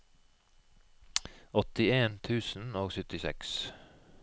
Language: Norwegian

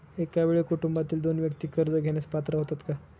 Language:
Marathi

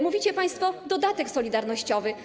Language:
Polish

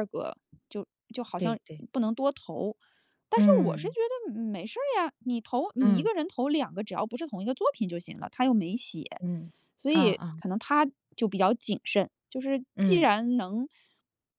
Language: Chinese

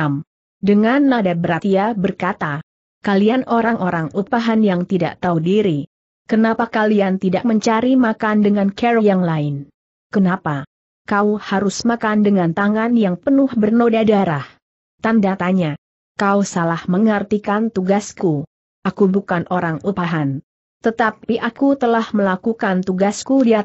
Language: Indonesian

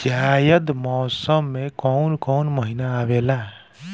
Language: Bhojpuri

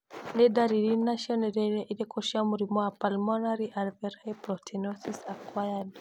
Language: Kikuyu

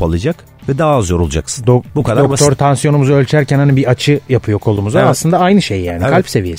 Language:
Turkish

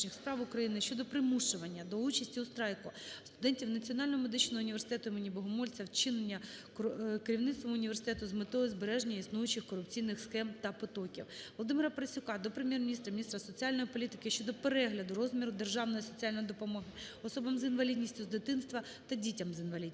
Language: Ukrainian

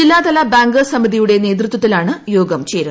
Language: Malayalam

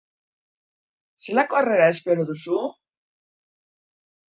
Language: Basque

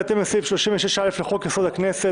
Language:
Hebrew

